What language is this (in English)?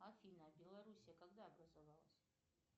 Russian